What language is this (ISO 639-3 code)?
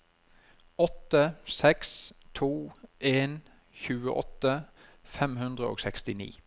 nor